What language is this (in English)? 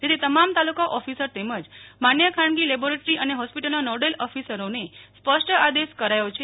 Gujarati